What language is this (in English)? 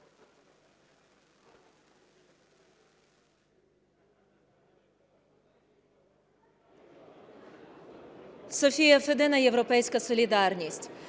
Ukrainian